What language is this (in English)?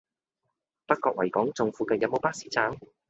Cantonese